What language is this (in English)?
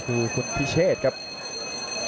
Thai